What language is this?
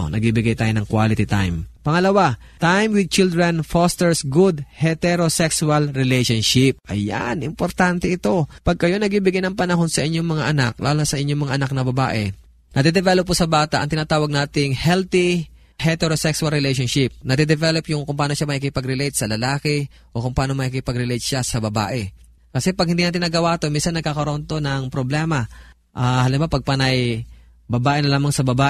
Filipino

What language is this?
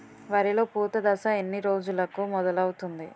Telugu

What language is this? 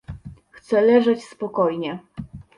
Polish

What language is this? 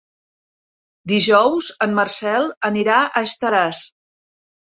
Catalan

